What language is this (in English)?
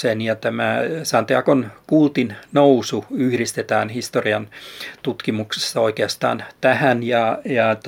Finnish